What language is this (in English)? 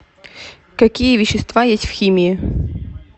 Russian